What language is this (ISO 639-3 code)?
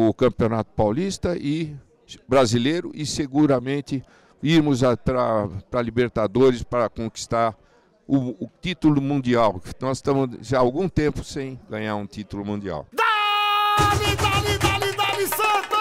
por